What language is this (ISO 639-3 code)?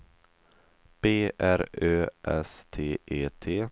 swe